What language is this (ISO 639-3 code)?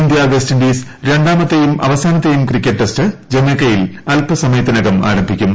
mal